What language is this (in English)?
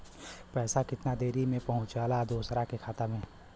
Bhojpuri